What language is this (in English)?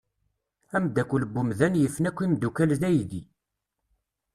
Kabyle